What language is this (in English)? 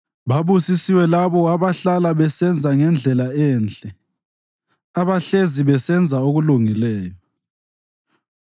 North Ndebele